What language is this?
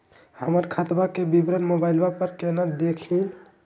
Magahi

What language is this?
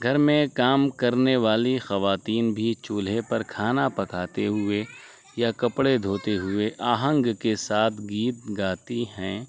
Urdu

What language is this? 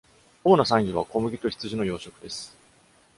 Japanese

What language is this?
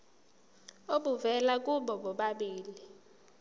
Zulu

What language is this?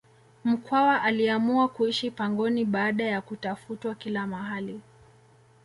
Swahili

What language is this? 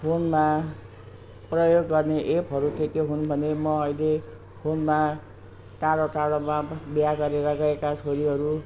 Nepali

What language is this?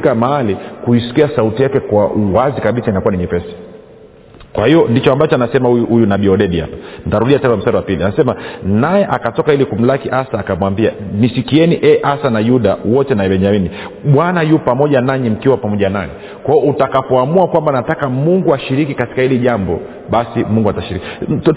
Swahili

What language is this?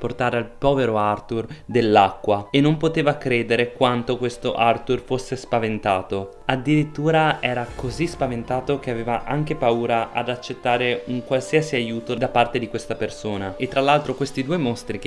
Italian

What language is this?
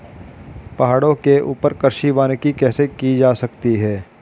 Hindi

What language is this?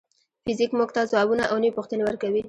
Pashto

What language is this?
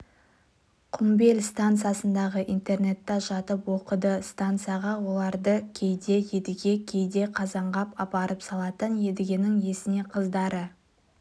Kazakh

